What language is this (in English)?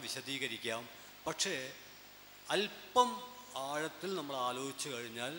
Malayalam